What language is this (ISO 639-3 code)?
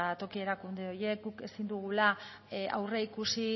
eus